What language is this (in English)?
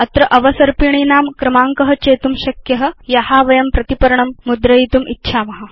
Sanskrit